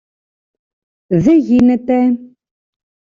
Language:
Greek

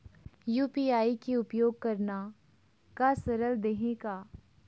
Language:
Chhattisgarhi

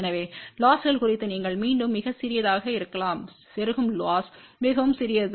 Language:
Tamil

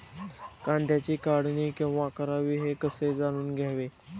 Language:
Marathi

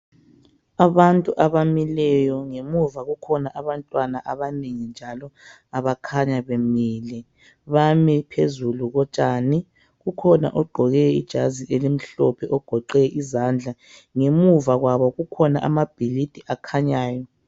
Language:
North Ndebele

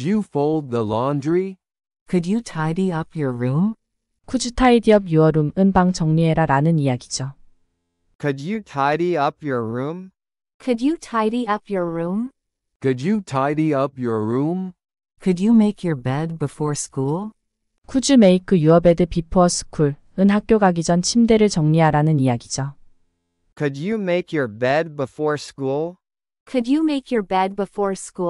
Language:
Korean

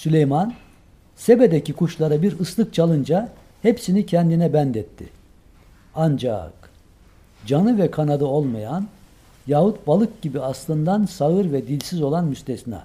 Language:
Turkish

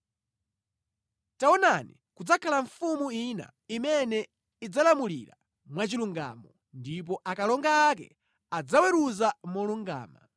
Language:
Nyanja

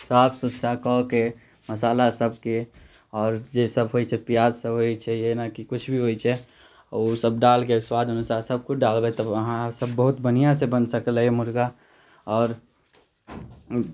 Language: Maithili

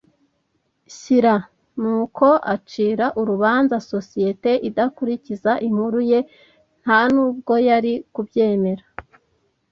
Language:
Kinyarwanda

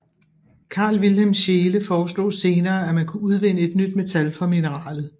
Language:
Danish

